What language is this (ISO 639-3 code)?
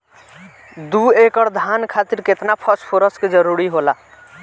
bho